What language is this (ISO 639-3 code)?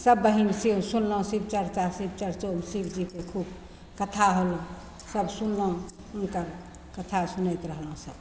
mai